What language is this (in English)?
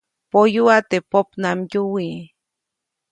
Copainalá Zoque